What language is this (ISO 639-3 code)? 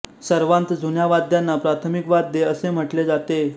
mar